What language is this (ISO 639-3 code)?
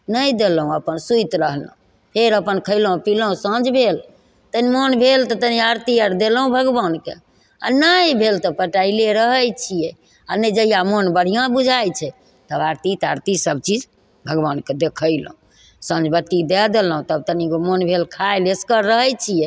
mai